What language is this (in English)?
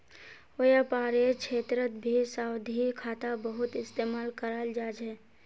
Magahi